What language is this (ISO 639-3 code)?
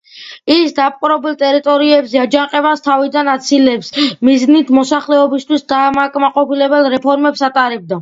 kat